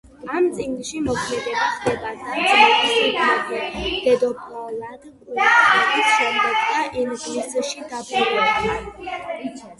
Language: Georgian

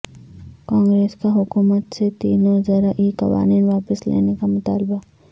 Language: Urdu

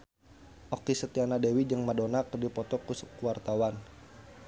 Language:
Sundanese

